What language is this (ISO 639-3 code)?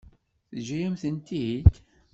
kab